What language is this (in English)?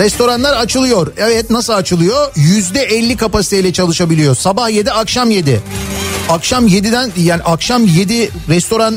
Turkish